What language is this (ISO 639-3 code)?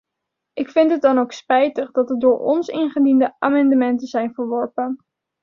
nld